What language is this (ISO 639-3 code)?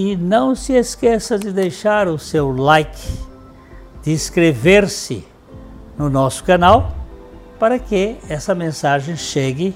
por